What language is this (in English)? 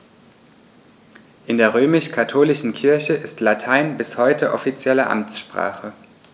German